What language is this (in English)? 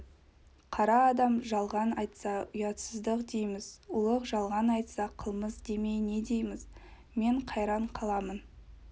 Kazakh